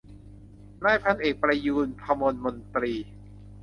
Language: Thai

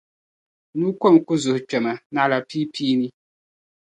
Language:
Dagbani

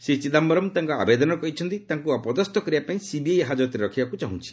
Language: Odia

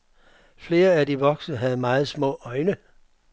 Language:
Danish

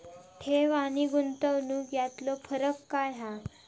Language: Marathi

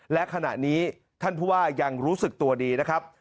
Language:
Thai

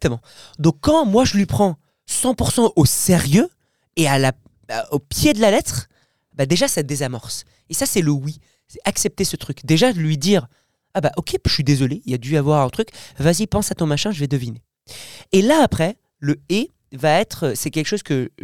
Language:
French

